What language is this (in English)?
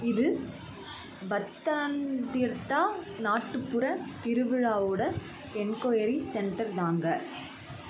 Tamil